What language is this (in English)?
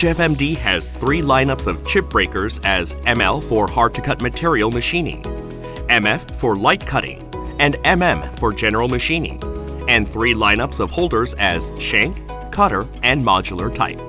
English